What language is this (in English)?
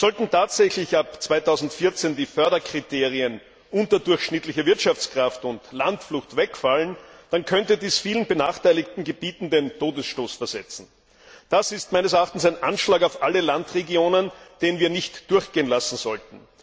German